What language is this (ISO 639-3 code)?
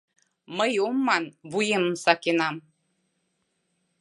chm